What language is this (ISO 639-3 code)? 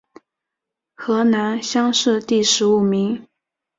zho